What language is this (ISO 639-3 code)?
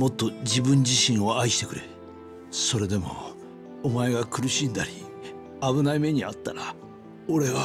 jpn